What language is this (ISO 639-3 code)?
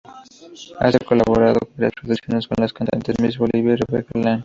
spa